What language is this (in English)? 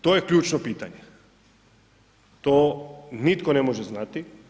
Croatian